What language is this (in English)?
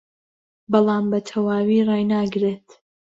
Central Kurdish